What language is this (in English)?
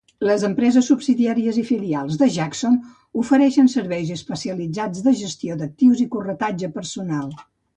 Catalan